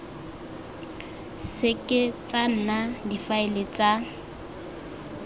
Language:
Tswana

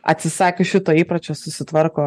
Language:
Lithuanian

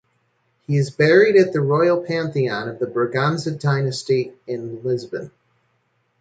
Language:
English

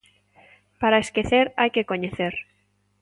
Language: Galician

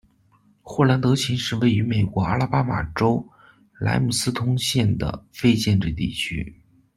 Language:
Chinese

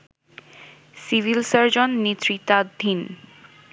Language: Bangla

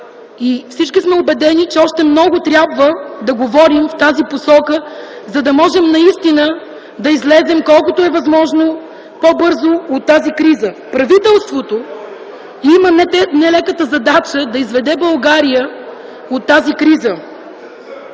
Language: Bulgarian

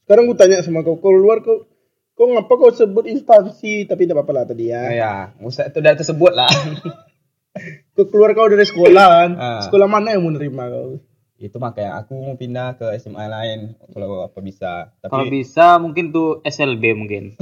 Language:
Indonesian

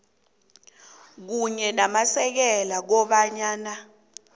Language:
South Ndebele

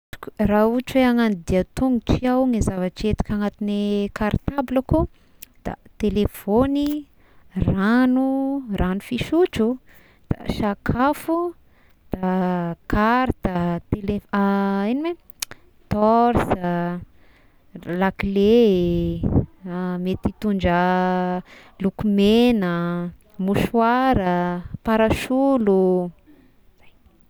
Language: Tesaka Malagasy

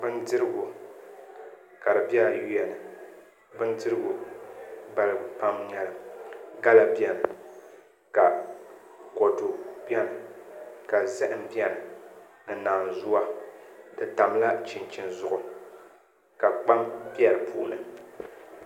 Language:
Dagbani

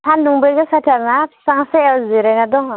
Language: Bodo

